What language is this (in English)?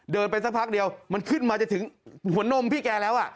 Thai